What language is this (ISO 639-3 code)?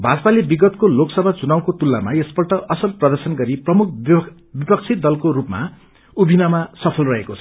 nep